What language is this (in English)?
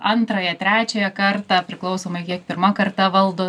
Lithuanian